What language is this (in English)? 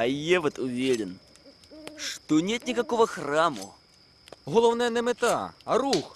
Ukrainian